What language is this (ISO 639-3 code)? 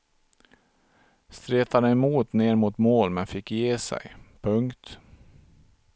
swe